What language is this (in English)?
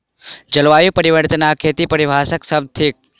Maithili